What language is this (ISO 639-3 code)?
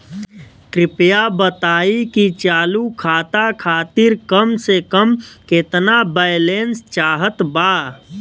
bho